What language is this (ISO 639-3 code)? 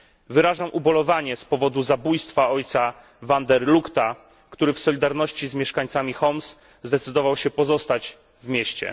pol